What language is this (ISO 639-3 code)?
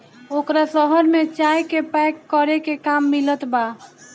bho